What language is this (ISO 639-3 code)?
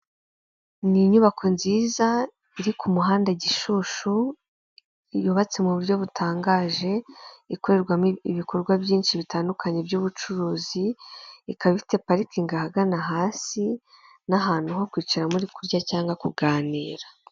kin